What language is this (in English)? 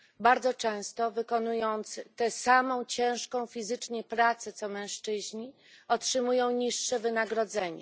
Polish